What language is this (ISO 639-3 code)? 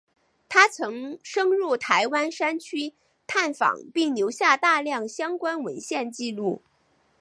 zho